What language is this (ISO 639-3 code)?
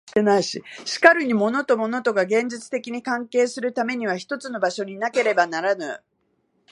jpn